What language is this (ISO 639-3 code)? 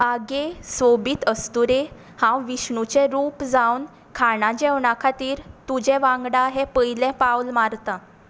kok